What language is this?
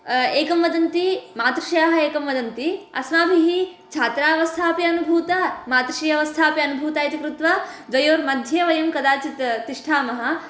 Sanskrit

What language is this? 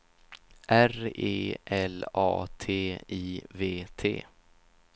Swedish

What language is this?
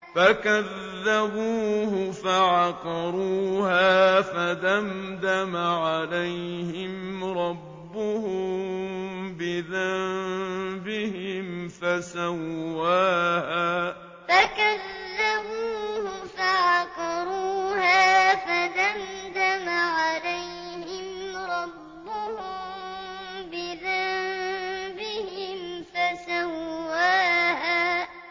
Arabic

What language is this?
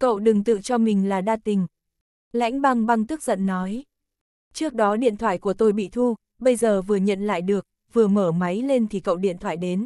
Vietnamese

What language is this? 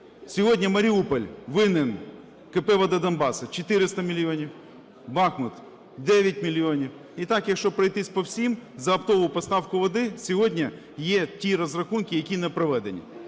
Ukrainian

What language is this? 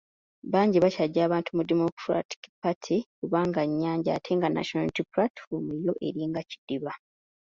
Ganda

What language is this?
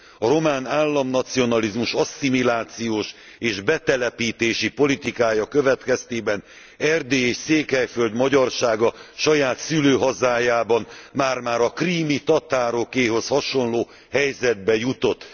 Hungarian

